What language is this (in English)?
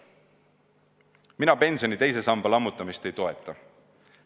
Estonian